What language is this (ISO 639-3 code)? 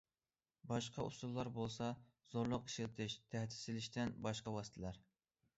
uig